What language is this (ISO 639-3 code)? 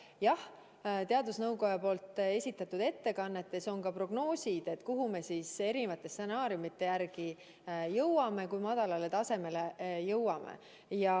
est